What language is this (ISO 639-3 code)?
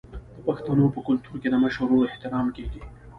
pus